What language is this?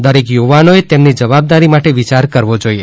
Gujarati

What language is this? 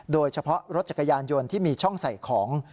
Thai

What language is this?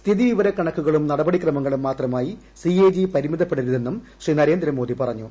Malayalam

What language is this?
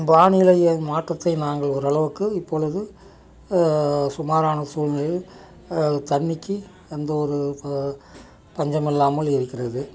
Tamil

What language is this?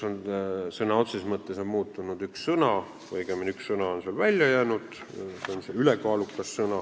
Estonian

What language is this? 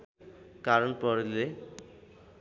Nepali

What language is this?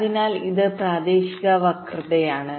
Malayalam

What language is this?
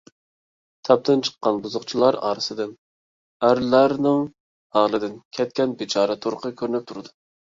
Uyghur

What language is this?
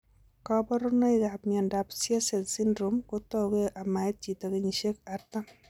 Kalenjin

